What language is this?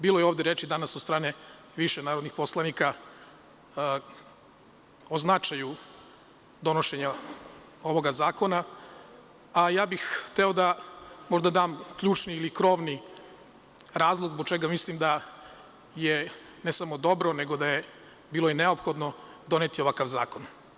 Serbian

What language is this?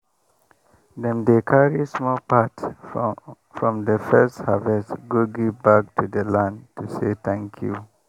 Nigerian Pidgin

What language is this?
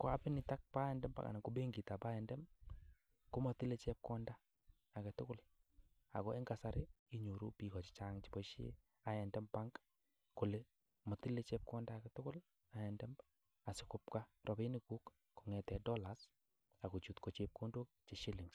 Kalenjin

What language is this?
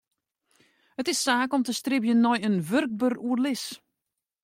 Western Frisian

